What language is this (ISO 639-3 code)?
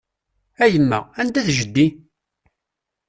kab